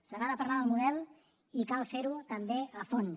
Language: Catalan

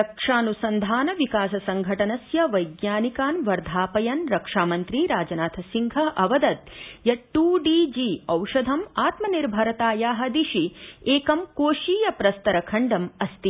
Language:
Sanskrit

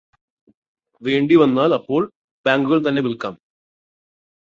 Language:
Malayalam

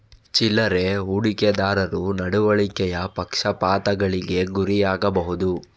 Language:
Kannada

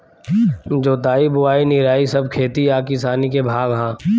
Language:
Bhojpuri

